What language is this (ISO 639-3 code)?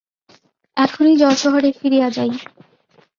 ben